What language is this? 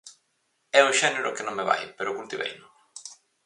Galician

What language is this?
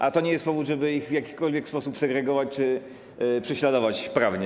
Polish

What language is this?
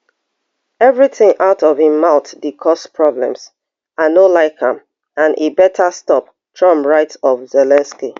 Nigerian Pidgin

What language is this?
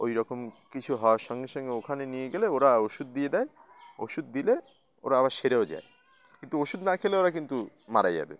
Bangla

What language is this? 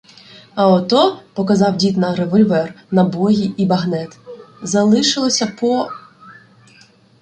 Ukrainian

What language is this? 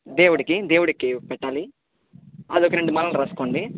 Telugu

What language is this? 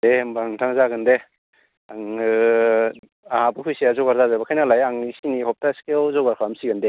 Bodo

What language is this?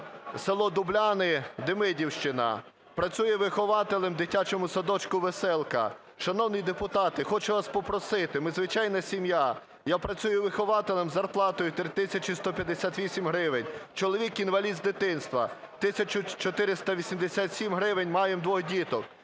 Ukrainian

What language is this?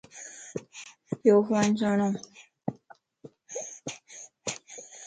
Lasi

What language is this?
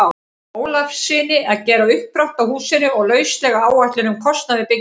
Icelandic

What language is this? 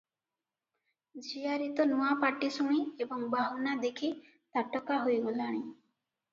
Odia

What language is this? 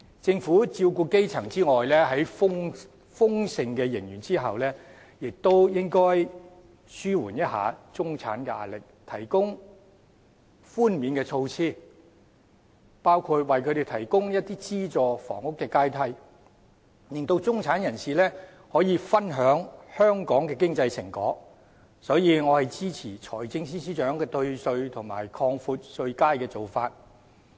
Cantonese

